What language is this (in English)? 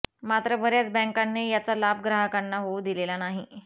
Marathi